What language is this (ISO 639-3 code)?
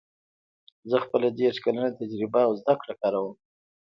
pus